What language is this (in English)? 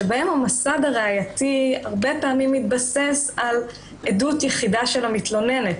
Hebrew